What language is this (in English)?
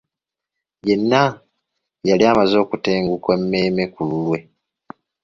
Ganda